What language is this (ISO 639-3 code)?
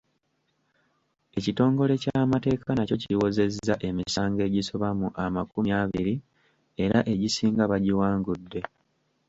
lug